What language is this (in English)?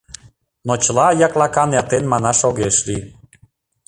Mari